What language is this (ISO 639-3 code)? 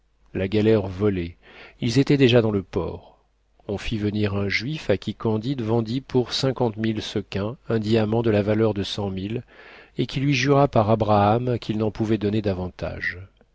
fra